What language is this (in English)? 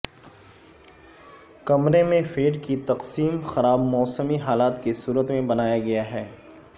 Urdu